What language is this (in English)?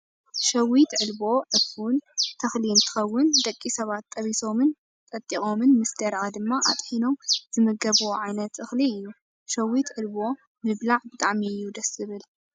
Tigrinya